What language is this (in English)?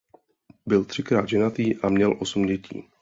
Czech